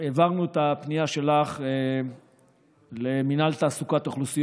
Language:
Hebrew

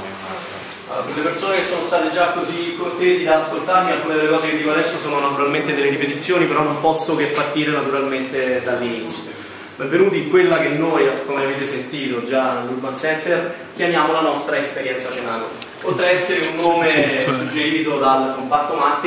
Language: Italian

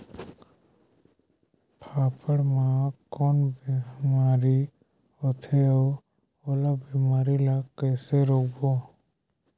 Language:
Chhattisgarhi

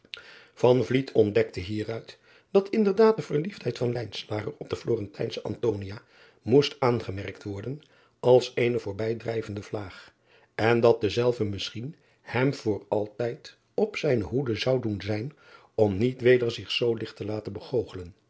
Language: Dutch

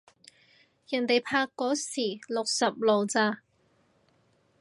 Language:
Cantonese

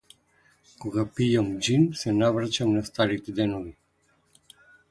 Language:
Macedonian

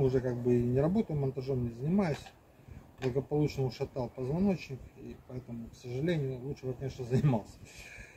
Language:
Russian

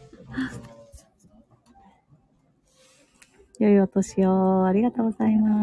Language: Japanese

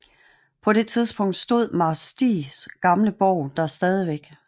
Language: Danish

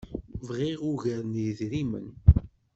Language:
Kabyle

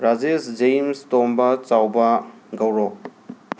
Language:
Manipuri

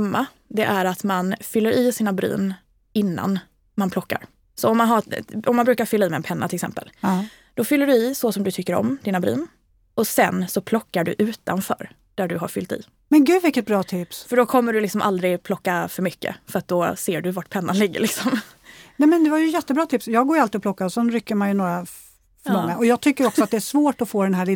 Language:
Swedish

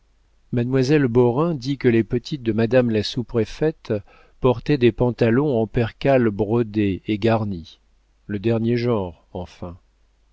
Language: French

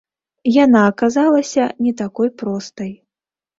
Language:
Belarusian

